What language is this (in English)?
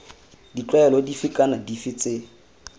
Tswana